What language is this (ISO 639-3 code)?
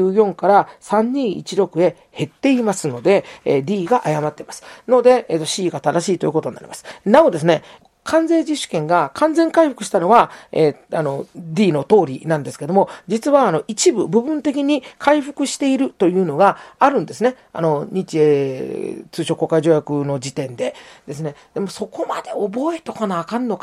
jpn